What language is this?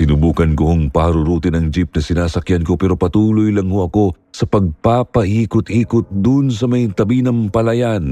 Filipino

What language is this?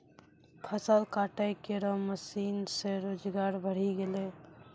Maithili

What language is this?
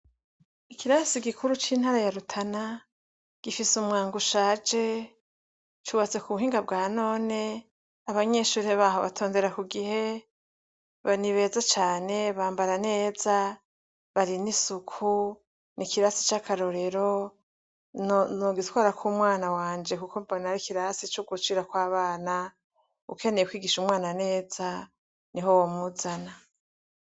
Rundi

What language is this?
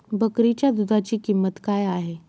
Marathi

